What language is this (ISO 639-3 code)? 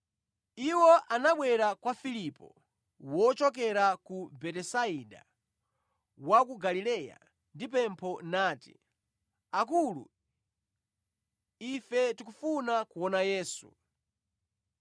nya